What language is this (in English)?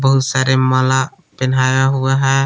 Hindi